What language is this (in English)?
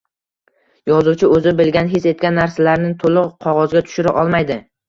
Uzbek